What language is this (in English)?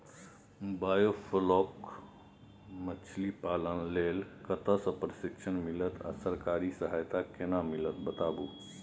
Maithili